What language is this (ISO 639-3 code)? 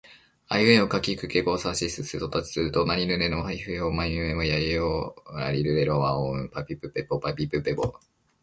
jpn